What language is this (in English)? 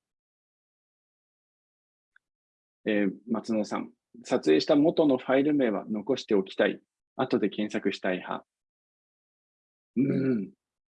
Japanese